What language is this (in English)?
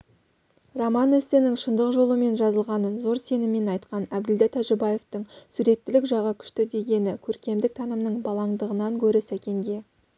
Kazakh